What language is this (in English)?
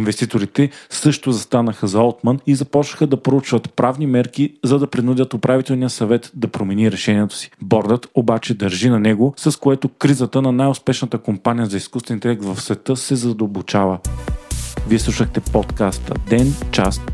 Bulgarian